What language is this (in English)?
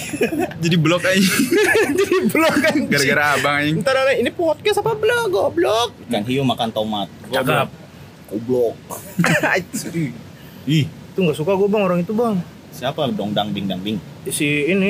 Indonesian